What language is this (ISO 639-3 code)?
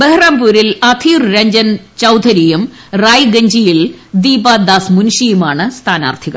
mal